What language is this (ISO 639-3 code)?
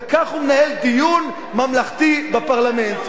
heb